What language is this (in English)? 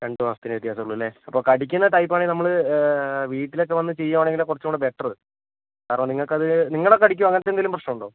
Malayalam